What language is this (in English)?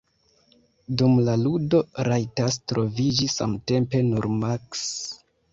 Esperanto